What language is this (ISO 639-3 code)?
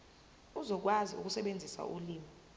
zul